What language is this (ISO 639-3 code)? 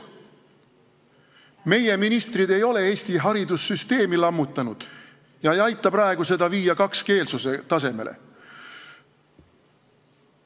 est